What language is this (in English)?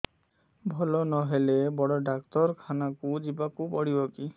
Odia